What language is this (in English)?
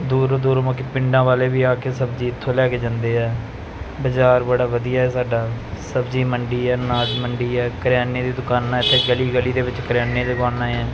Punjabi